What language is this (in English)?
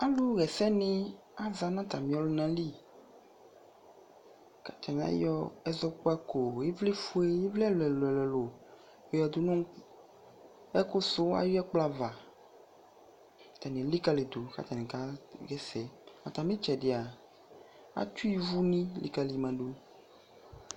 Ikposo